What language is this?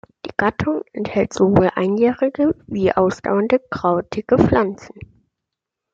German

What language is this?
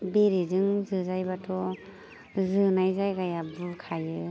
Bodo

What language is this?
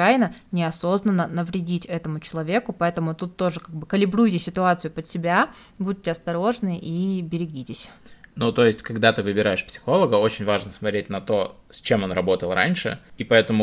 Russian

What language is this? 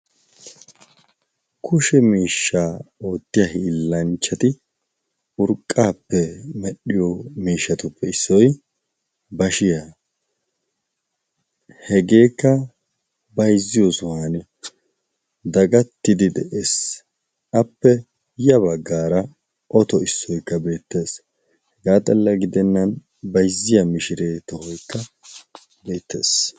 Wolaytta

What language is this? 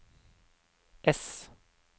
Norwegian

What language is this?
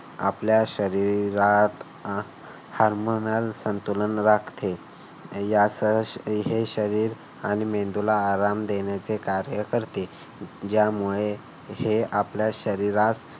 Marathi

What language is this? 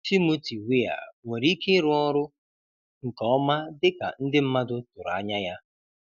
Igbo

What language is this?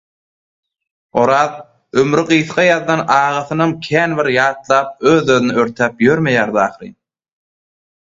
Turkmen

